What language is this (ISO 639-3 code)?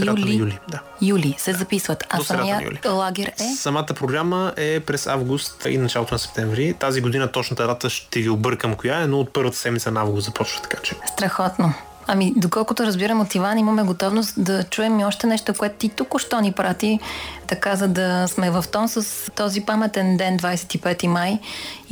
bul